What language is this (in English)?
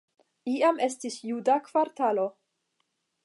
Esperanto